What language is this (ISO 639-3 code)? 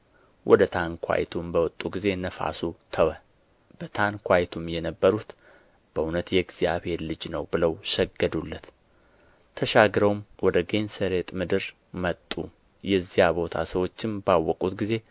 amh